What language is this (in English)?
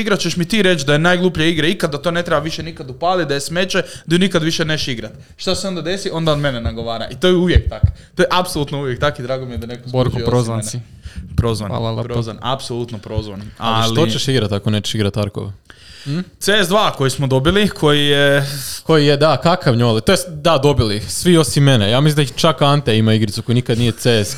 Croatian